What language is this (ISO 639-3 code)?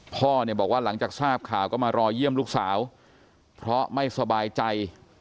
tha